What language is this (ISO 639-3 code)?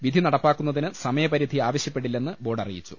mal